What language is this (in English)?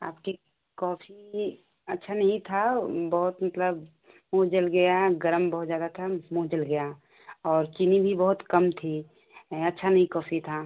Hindi